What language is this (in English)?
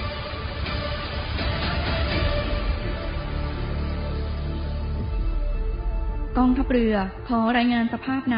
Thai